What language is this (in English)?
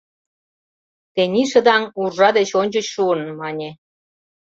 Mari